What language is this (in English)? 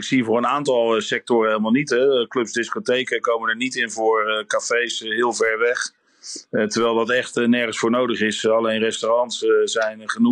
Dutch